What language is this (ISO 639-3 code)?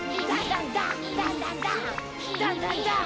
jpn